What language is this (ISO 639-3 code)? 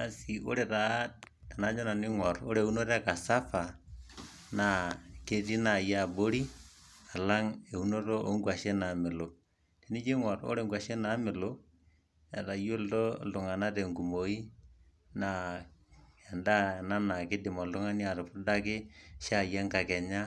mas